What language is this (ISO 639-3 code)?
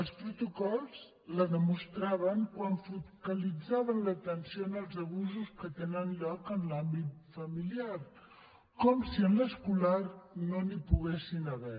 cat